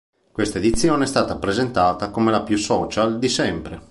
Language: Italian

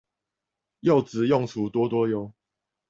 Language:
Chinese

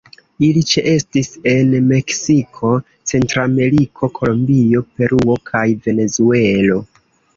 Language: Esperanto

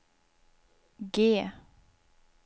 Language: Swedish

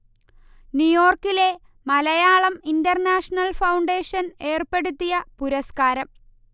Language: Malayalam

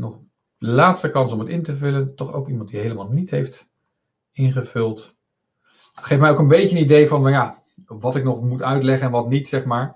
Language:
Dutch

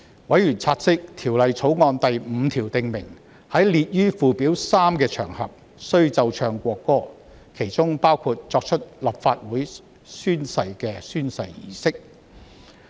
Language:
Cantonese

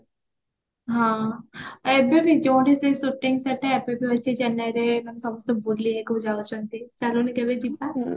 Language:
Odia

